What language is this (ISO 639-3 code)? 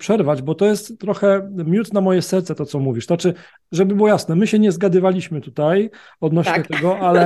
pol